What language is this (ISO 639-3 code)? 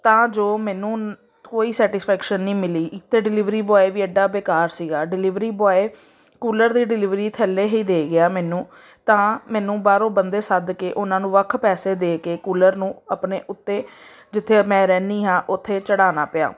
pan